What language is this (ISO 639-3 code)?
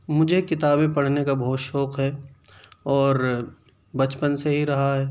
urd